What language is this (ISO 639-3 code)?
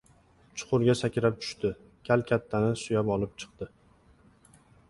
uzb